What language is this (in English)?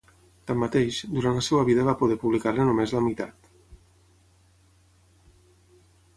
Catalan